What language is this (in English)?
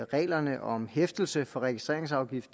Danish